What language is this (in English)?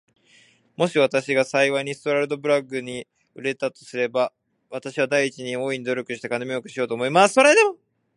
Japanese